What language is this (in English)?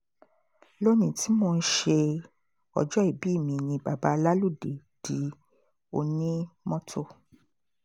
Yoruba